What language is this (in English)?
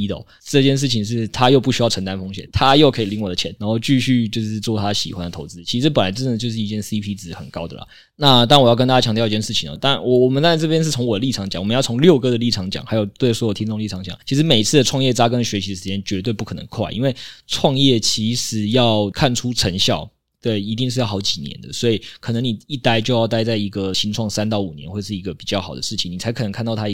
Chinese